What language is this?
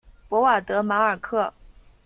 Chinese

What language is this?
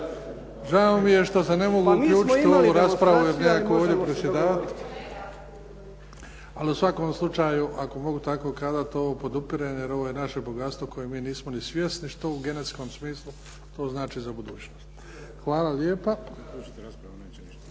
Croatian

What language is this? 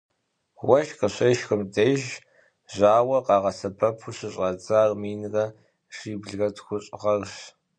Kabardian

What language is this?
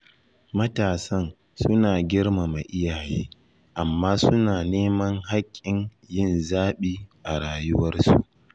Hausa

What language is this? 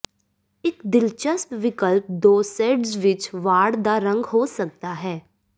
Punjabi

